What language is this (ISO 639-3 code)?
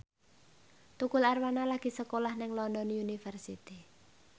jav